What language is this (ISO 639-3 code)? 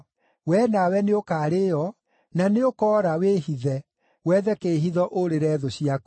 kik